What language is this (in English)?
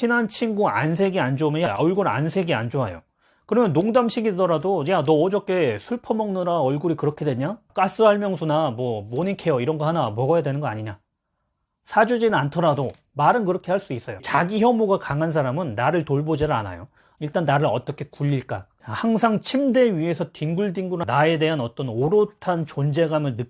Korean